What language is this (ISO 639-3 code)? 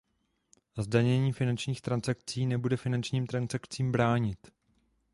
ces